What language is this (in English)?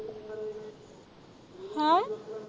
Punjabi